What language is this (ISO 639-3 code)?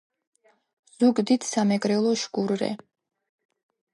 kat